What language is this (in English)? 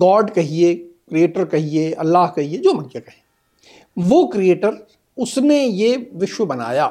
Hindi